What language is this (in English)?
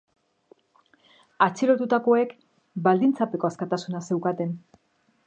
Basque